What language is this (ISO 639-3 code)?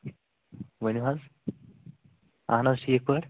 kas